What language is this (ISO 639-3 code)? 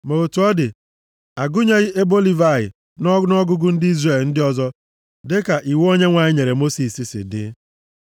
ibo